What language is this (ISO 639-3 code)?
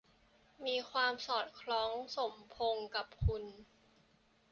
tha